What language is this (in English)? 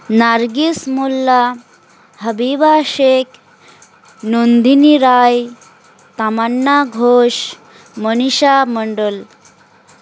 Bangla